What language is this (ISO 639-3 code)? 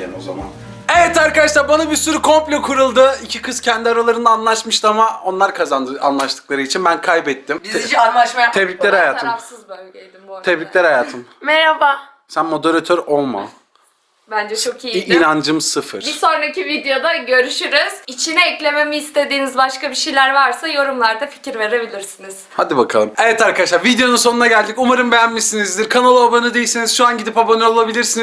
tur